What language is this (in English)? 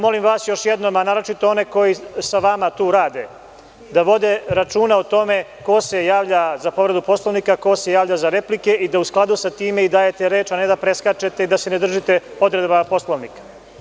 Serbian